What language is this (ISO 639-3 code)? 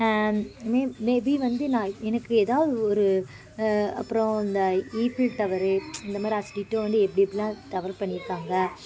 tam